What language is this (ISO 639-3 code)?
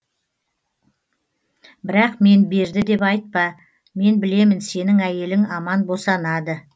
kaz